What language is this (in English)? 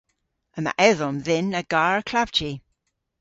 Cornish